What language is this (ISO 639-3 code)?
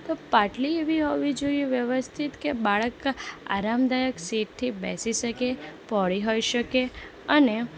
guj